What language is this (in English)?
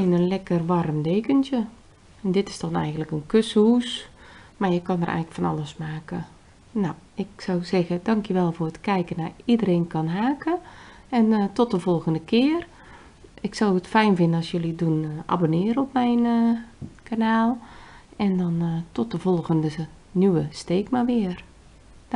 Dutch